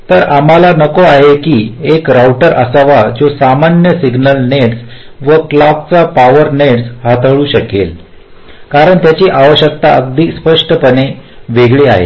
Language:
Marathi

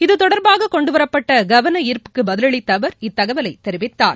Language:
Tamil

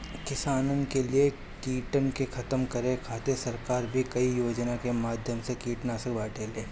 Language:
Bhojpuri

